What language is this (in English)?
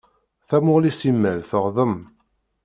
Kabyle